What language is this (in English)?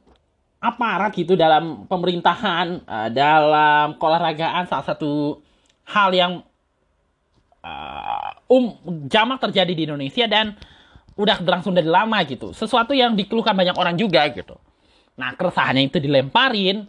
Indonesian